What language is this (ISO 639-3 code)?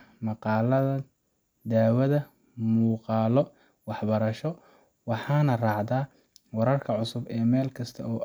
som